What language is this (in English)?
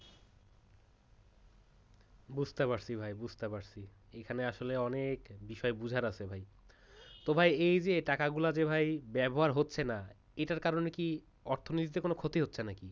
Bangla